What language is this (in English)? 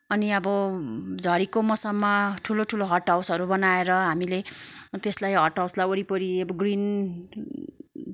Nepali